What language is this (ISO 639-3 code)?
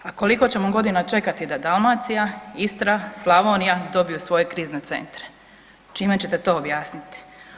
hrv